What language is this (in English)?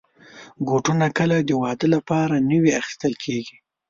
Pashto